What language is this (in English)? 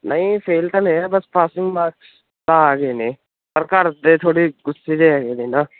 Punjabi